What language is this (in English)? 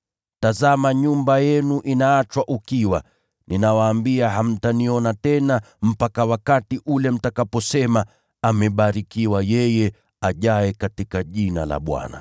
Swahili